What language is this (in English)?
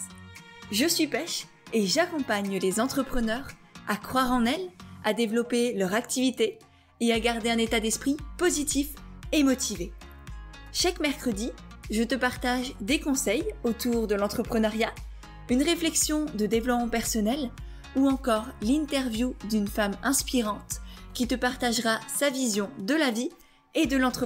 French